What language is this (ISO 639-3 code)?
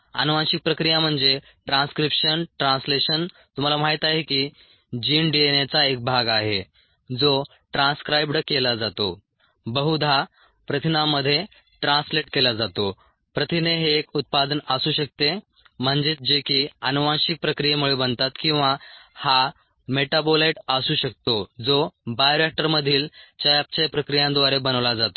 mar